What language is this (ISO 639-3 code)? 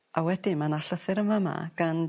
cym